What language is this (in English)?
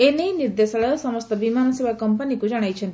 Odia